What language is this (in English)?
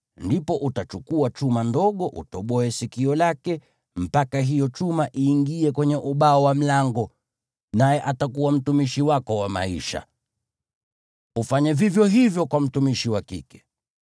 Swahili